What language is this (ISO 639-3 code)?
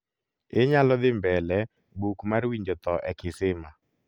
luo